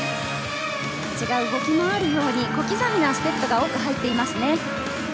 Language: Japanese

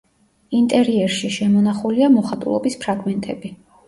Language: Georgian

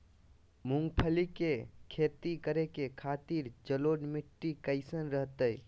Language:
Magahi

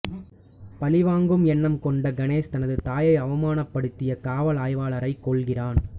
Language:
Tamil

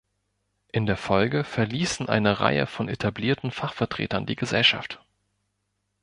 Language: German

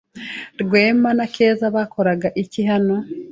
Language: Kinyarwanda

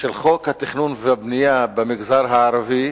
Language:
Hebrew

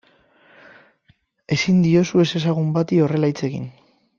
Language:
Basque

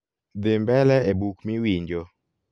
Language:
Luo (Kenya and Tanzania)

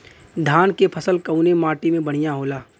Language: Bhojpuri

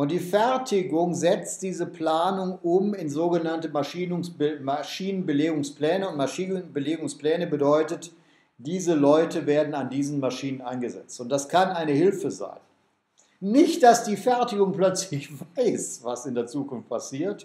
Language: German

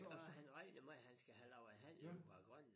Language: Danish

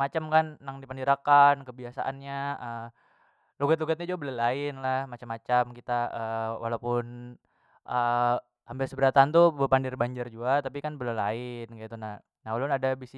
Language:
Banjar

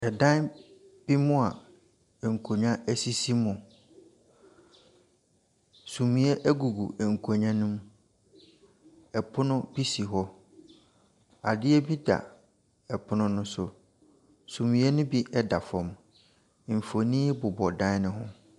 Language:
Akan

